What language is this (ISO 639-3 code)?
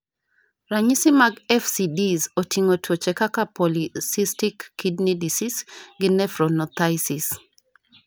luo